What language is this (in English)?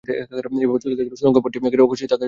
Bangla